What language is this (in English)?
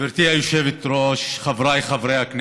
Hebrew